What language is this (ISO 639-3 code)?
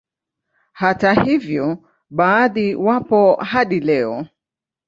swa